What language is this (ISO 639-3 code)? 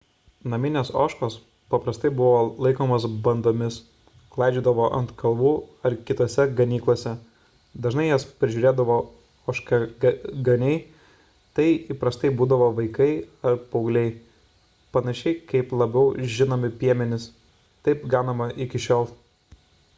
lit